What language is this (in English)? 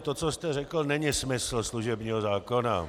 Czech